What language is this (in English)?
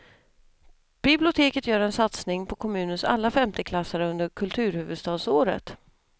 Swedish